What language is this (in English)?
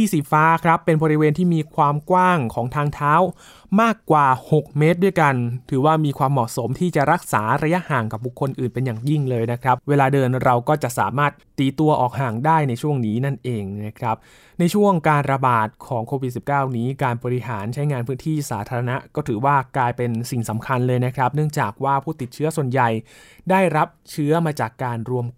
Thai